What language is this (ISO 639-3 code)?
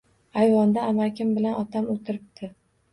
uzb